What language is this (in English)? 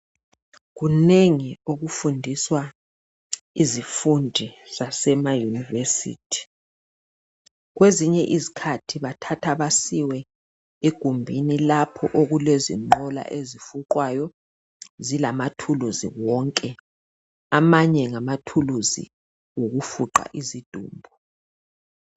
North Ndebele